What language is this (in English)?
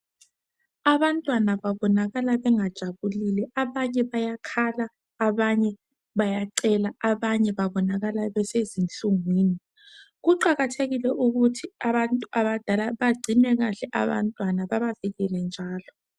North Ndebele